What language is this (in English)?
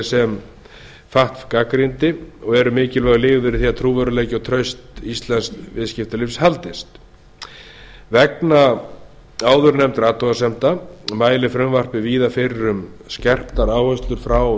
Icelandic